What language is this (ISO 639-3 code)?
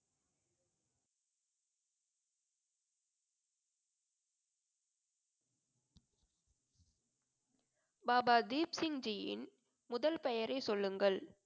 tam